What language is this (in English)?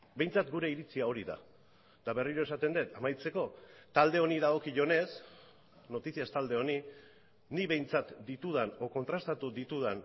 Basque